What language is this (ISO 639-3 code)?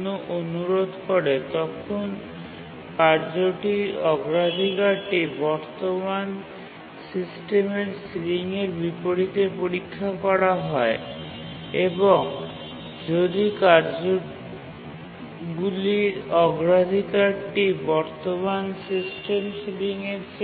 ben